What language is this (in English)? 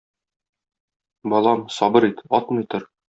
Tatar